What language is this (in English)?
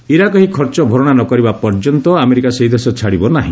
Odia